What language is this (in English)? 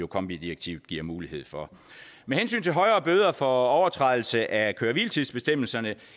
Danish